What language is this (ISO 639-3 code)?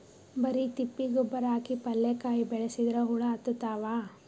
kan